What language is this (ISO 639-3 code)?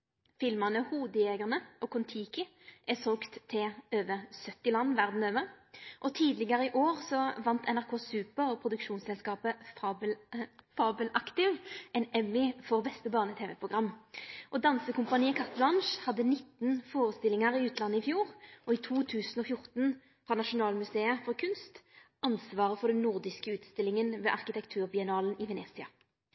nno